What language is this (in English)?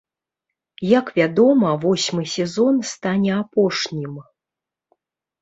Belarusian